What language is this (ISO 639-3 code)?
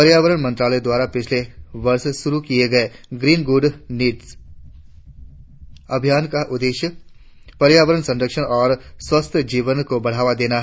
hin